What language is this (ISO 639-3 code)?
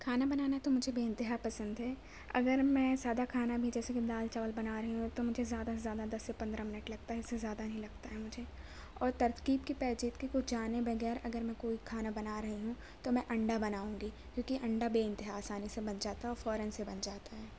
urd